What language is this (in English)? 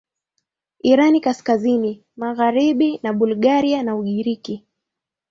Swahili